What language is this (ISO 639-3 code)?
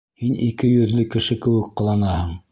bak